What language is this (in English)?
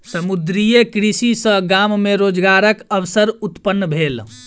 Maithili